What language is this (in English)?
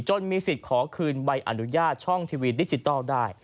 Thai